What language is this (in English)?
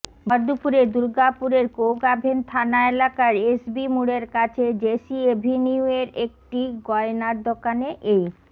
Bangla